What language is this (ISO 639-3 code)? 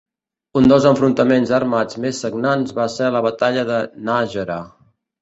cat